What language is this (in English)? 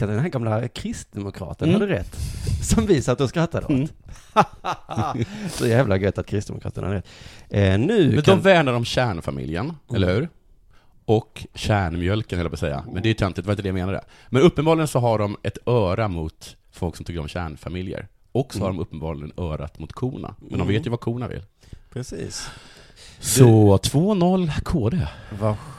Swedish